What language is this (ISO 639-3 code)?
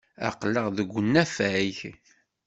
kab